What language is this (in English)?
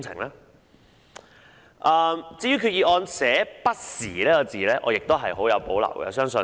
Cantonese